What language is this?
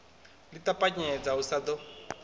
Venda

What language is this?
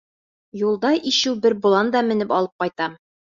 Bashkir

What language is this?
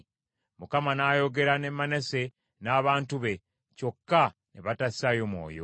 Ganda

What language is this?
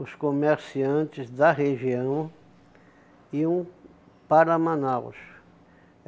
Portuguese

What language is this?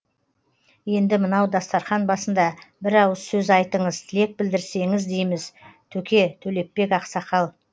Kazakh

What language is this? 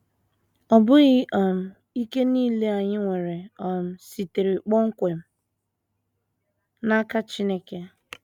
Igbo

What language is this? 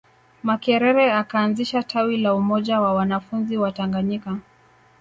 Swahili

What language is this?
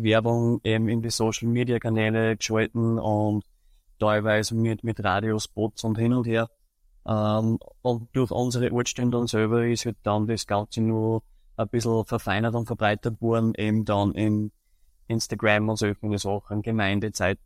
German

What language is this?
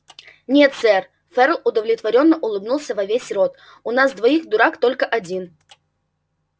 Russian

